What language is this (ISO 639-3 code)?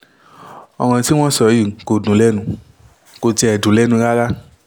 yor